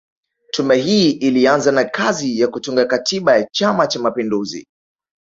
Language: Swahili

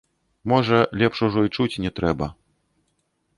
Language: Belarusian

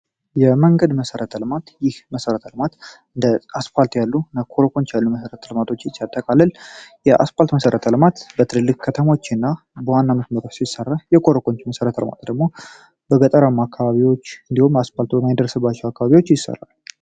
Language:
Amharic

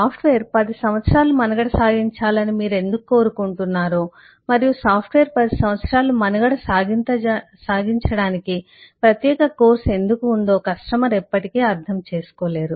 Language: Telugu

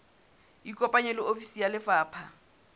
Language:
Southern Sotho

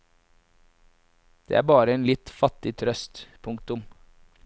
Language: Norwegian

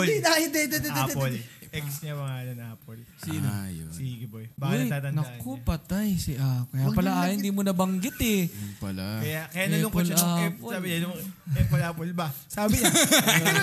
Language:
Filipino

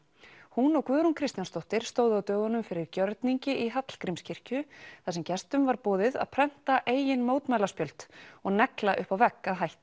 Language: Icelandic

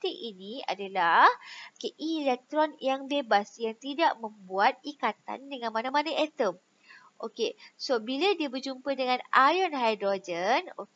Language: Malay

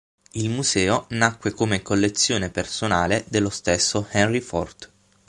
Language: Italian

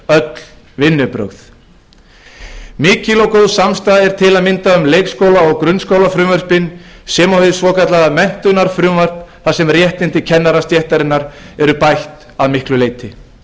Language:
Icelandic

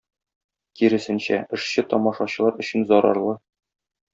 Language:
Tatar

